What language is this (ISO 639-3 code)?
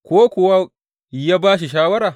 hau